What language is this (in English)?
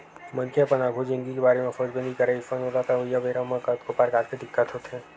Chhattisgarhi